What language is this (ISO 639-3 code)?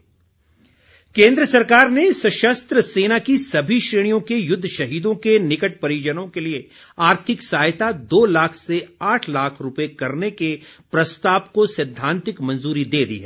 hin